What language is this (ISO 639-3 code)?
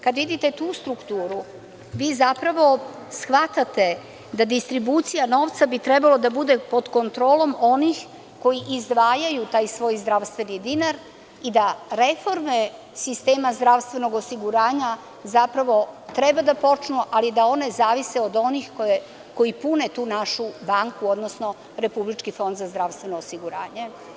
srp